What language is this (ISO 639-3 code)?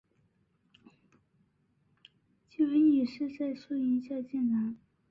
zho